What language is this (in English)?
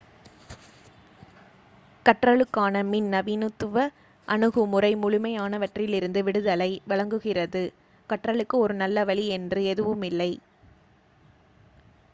Tamil